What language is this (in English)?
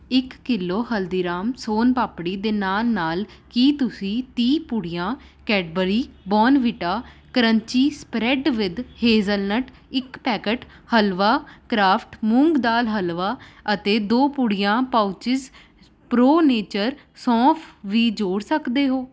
Punjabi